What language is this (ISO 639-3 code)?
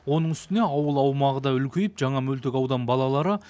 kaz